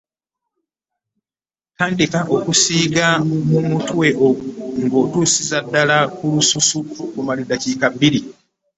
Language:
Ganda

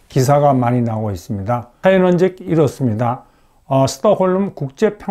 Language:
Korean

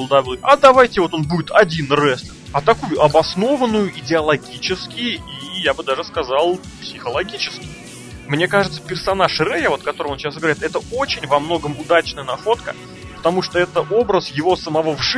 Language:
Russian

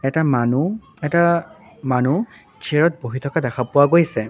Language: Assamese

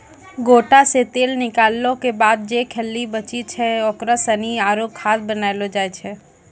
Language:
Maithili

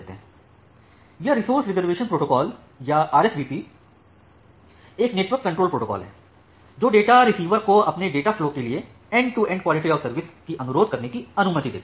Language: Hindi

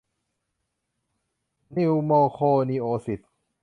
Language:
Thai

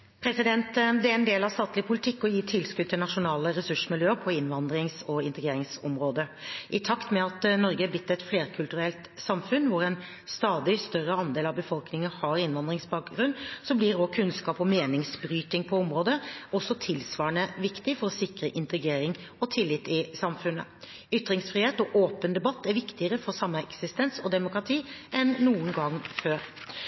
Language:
Norwegian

